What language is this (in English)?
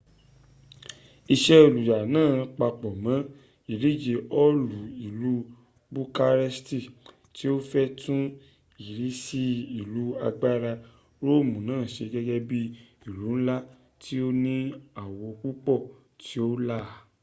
Yoruba